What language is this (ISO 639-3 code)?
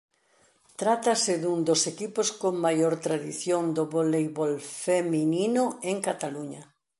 glg